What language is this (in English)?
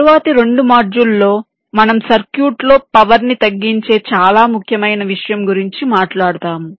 Telugu